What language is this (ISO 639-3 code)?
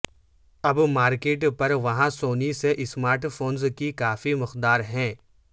urd